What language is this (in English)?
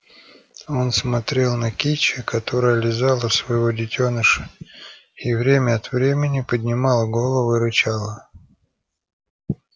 Russian